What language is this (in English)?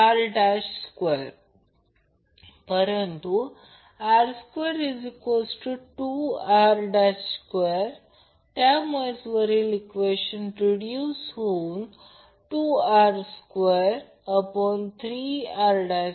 Marathi